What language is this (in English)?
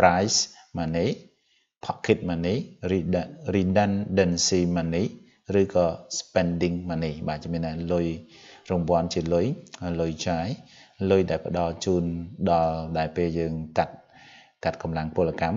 Vietnamese